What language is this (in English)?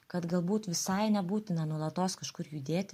Lithuanian